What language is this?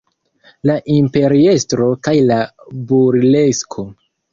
Esperanto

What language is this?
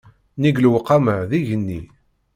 Kabyle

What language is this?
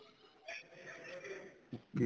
Punjabi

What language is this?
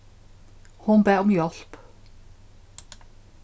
Faroese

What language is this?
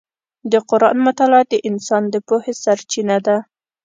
Pashto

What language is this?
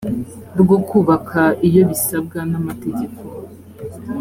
Kinyarwanda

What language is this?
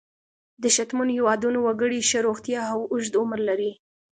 Pashto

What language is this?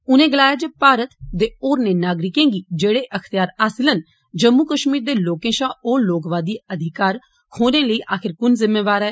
Dogri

